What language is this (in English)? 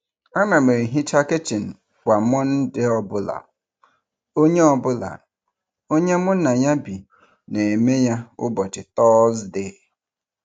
Igbo